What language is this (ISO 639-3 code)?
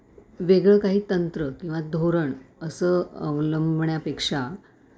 mar